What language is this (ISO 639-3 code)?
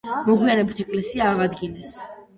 kat